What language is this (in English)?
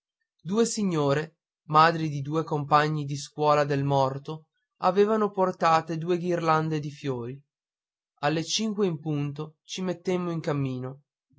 Italian